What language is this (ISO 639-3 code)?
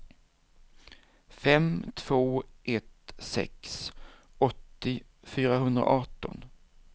swe